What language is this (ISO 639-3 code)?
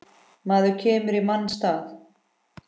isl